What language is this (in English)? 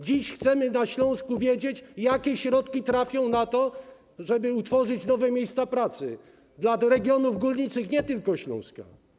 Polish